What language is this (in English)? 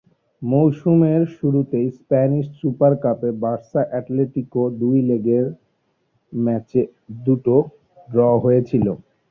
Bangla